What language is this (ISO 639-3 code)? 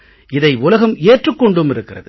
tam